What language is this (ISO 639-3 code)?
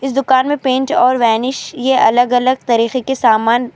urd